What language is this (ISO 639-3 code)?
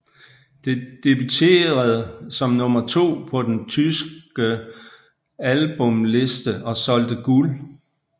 dan